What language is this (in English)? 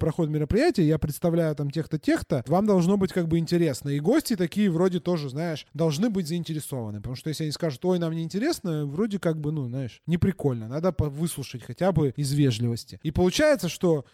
Russian